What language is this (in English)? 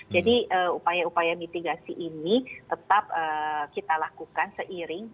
Indonesian